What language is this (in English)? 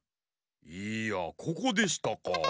Japanese